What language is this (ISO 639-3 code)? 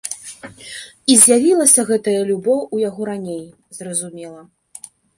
bel